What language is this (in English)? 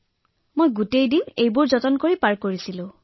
Assamese